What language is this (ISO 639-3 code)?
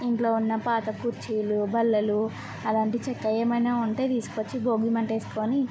tel